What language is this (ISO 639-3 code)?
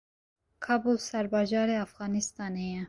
kur